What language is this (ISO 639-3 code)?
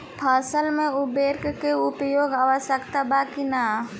bho